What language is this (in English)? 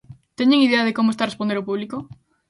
Galician